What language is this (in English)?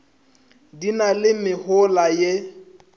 Northern Sotho